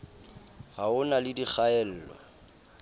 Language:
Southern Sotho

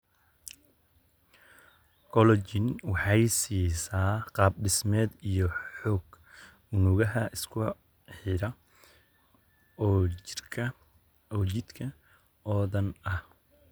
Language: Somali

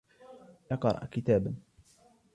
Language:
Arabic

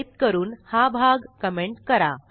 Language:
Marathi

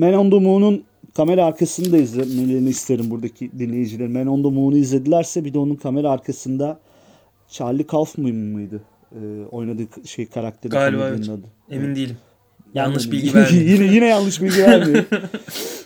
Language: Turkish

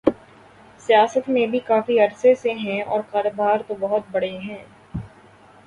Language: Urdu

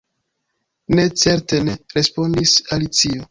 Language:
Esperanto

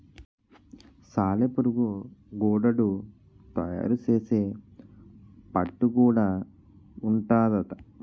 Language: Telugu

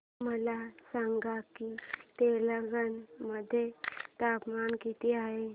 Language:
Marathi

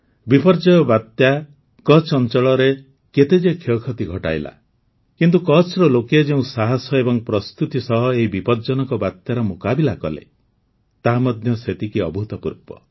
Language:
Odia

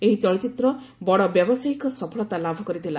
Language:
Odia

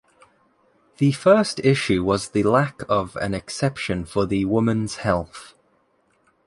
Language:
English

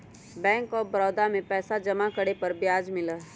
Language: Magahi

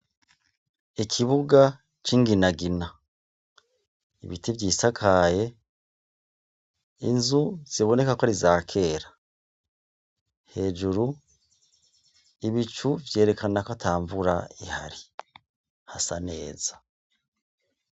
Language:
Rundi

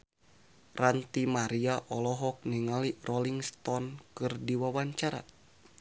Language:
Sundanese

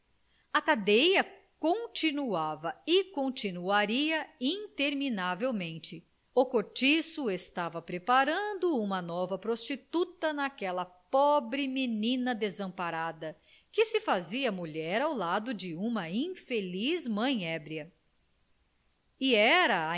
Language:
Portuguese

